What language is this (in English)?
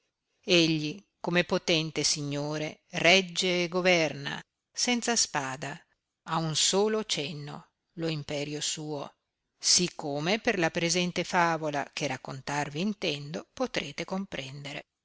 Italian